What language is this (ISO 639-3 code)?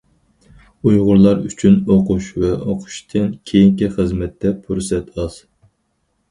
uig